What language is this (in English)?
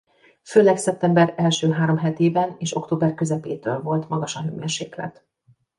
Hungarian